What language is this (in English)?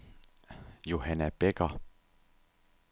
Danish